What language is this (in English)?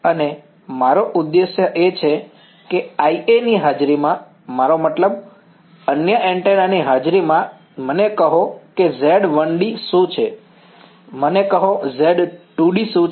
Gujarati